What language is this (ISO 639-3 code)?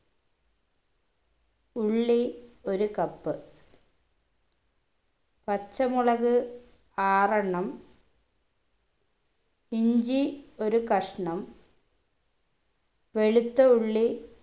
mal